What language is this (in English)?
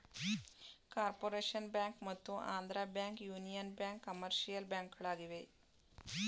Kannada